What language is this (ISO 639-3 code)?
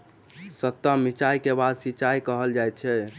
mai